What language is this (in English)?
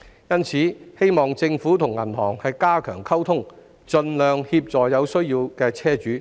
Cantonese